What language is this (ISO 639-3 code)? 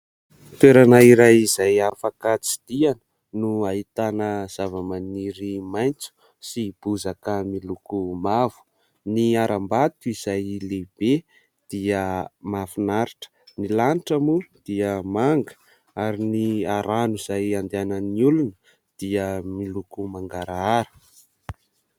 mlg